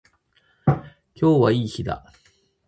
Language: Japanese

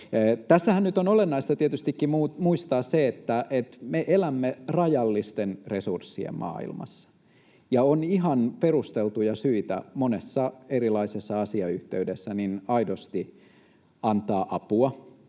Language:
Finnish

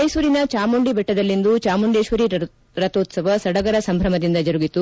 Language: Kannada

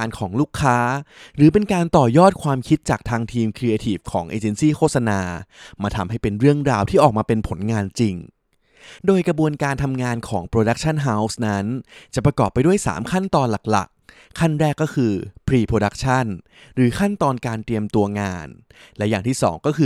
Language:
Thai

